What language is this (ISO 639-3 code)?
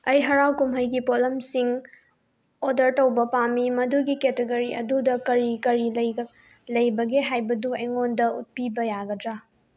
mni